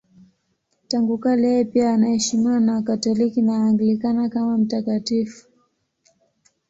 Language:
Swahili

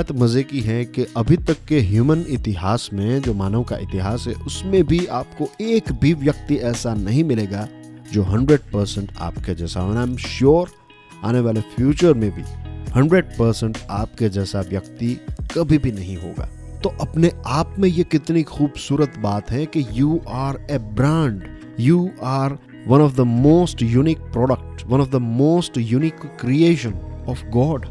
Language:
Hindi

